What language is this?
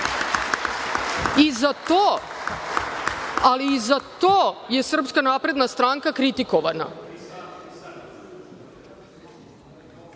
Serbian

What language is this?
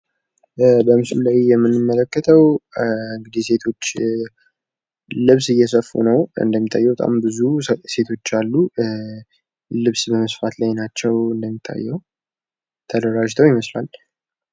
Amharic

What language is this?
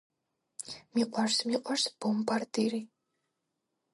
Georgian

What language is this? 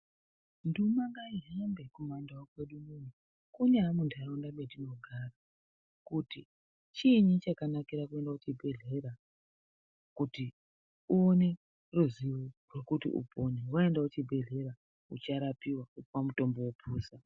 Ndau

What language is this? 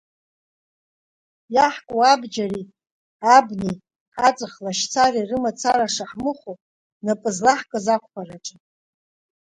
Abkhazian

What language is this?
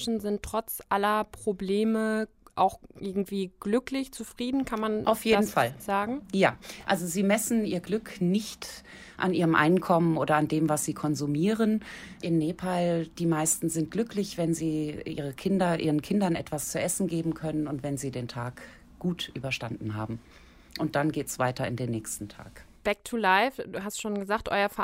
German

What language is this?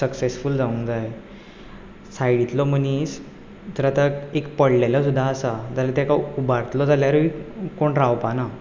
Konkani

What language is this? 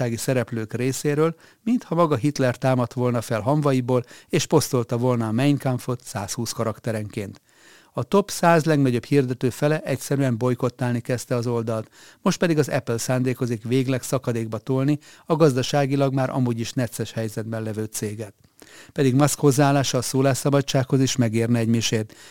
Hungarian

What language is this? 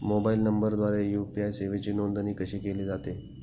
Marathi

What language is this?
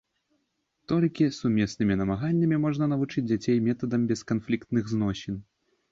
Belarusian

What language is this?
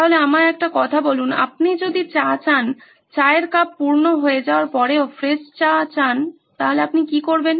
Bangla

